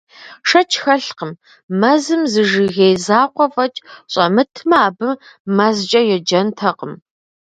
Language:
Kabardian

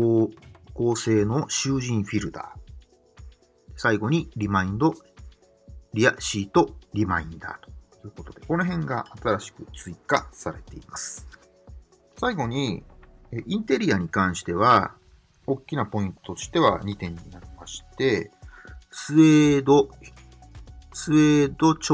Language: Japanese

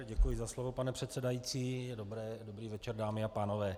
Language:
Czech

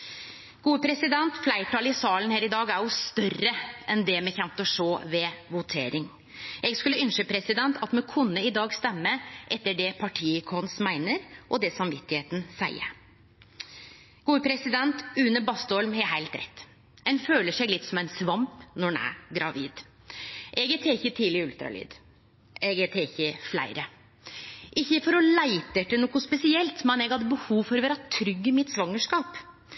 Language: Norwegian Nynorsk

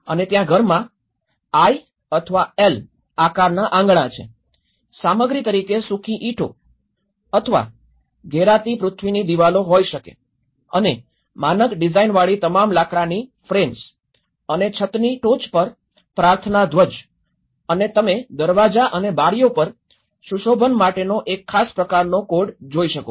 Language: Gujarati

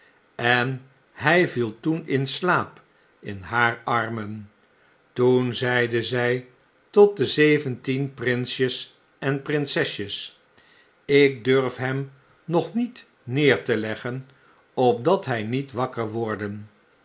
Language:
Dutch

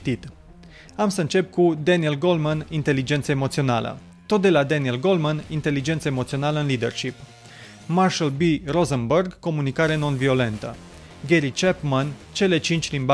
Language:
Romanian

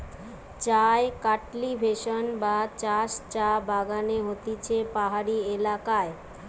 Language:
Bangla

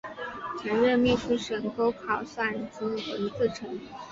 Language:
Chinese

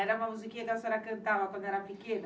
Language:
Portuguese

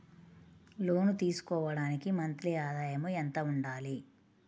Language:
Telugu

